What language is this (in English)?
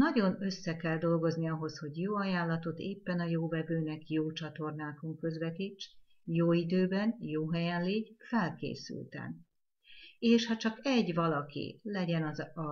Hungarian